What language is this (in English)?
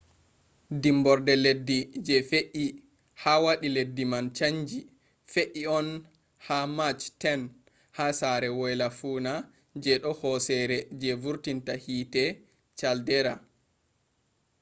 Fula